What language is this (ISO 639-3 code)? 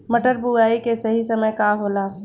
bho